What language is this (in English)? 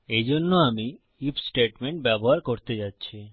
Bangla